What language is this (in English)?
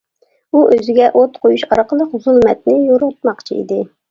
Uyghur